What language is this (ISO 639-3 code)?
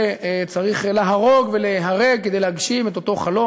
heb